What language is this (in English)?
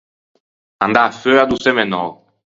Ligurian